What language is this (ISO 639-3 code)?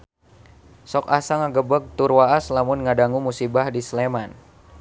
sun